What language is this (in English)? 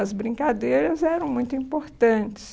Portuguese